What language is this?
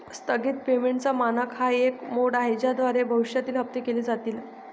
Marathi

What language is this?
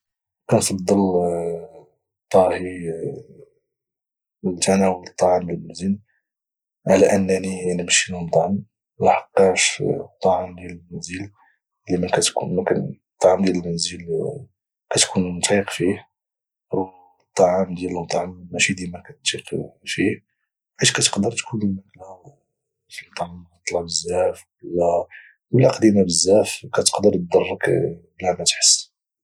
Moroccan Arabic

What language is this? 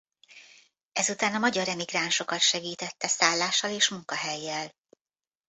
Hungarian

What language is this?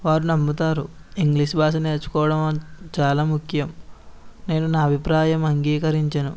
Telugu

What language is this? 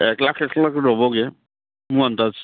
Assamese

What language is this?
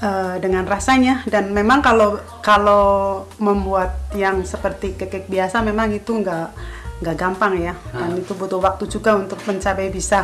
Indonesian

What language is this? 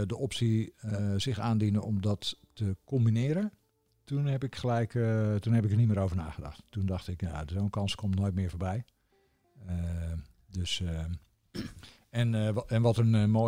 Dutch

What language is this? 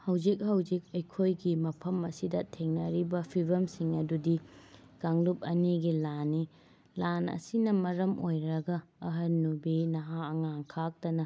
Manipuri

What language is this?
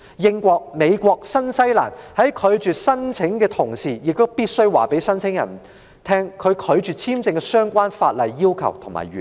Cantonese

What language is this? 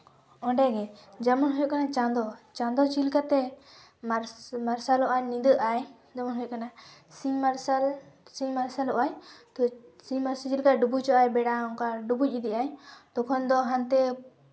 Santali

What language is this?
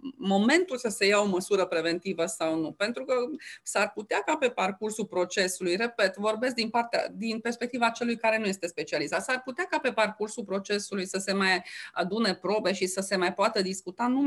Romanian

